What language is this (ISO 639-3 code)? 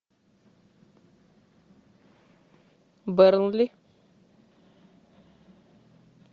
rus